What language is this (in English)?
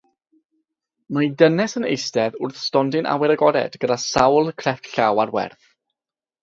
Welsh